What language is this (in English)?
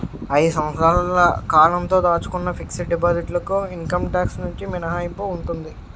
Telugu